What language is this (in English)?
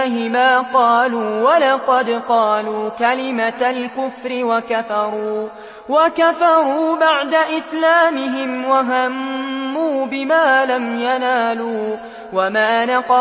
Arabic